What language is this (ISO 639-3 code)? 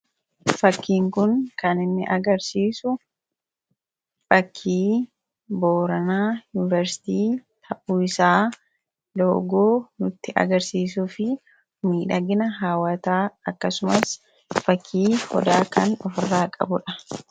orm